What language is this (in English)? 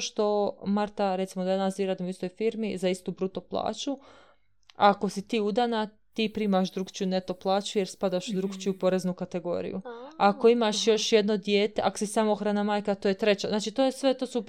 Croatian